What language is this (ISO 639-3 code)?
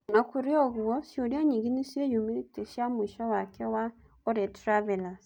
kik